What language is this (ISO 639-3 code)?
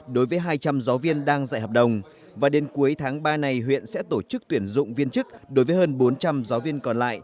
vie